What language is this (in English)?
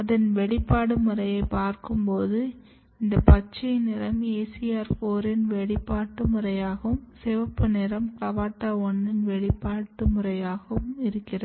Tamil